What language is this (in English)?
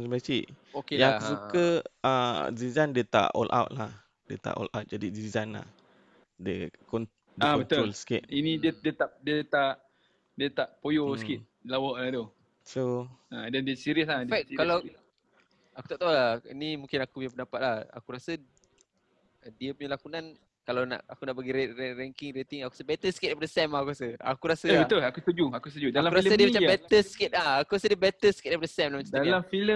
Malay